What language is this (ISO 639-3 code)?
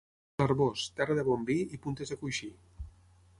cat